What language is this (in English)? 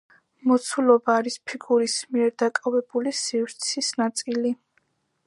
Georgian